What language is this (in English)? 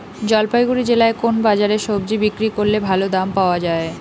Bangla